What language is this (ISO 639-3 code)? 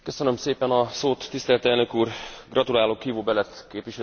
hun